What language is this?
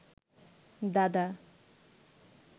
Bangla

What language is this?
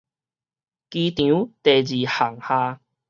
Min Nan Chinese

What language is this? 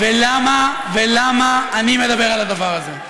Hebrew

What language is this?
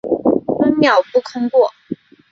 Chinese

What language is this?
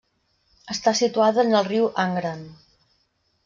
Catalan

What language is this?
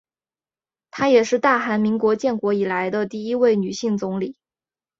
Chinese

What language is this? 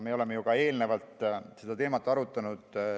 Estonian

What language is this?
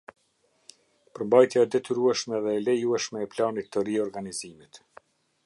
Albanian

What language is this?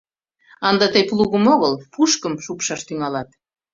Mari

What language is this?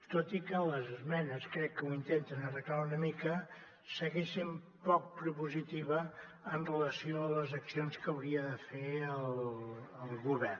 Catalan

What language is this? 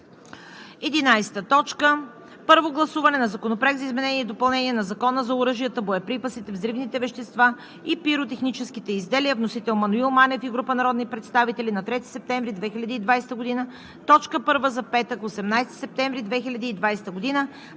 Bulgarian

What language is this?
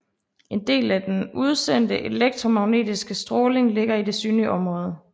Danish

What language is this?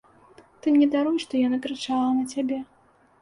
Belarusian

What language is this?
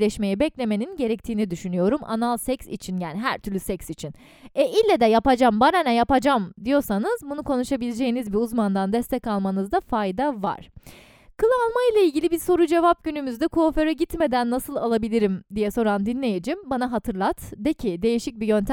Turkish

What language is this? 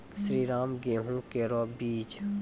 Maithili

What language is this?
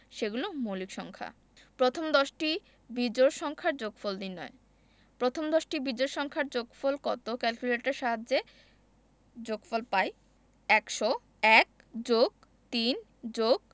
Bangla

